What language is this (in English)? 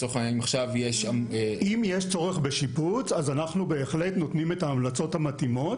Hebrew